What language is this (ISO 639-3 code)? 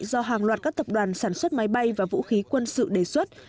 vie